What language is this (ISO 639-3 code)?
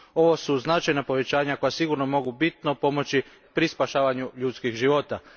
hrv